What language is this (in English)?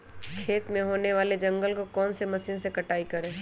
Magahi